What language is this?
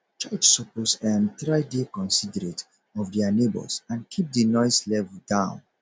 Nigerian Pidgin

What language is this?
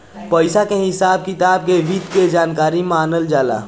Bhojpuri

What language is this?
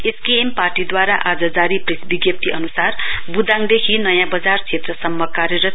Nepali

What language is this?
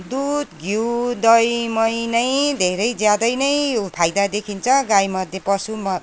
Nepali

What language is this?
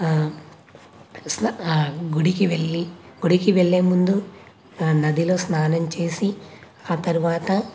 Telugu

